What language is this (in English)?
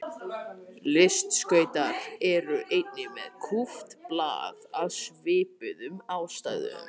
Icelandic